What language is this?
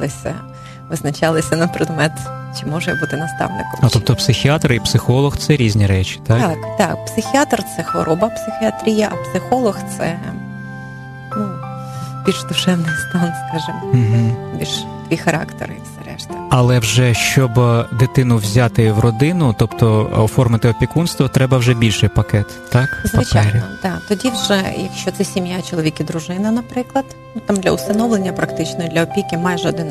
Ukrainian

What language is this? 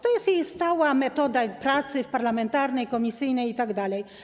Polish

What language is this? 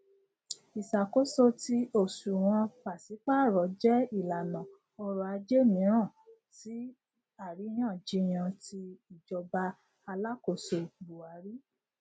Yoruba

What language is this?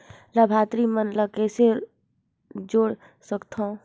Chhattisgarhi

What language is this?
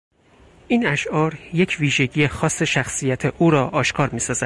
Persian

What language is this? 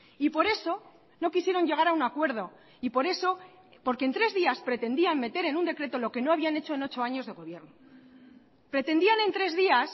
Spanish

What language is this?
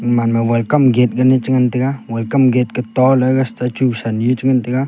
Wancho Naga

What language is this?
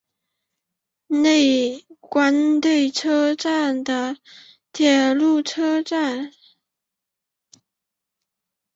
Chinese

